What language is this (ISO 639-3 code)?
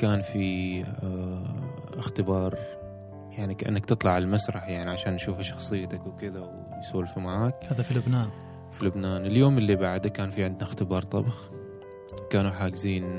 ara